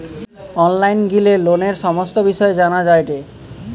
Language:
Bangla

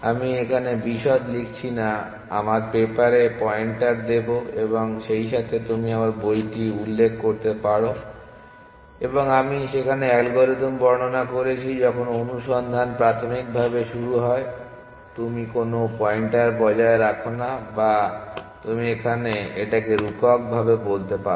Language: Bangla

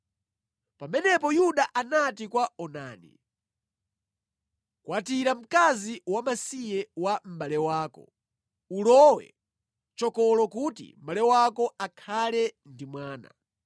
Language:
Nyanja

